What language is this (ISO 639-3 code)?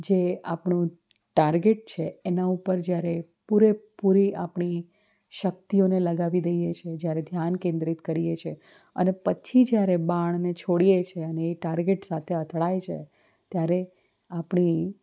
guj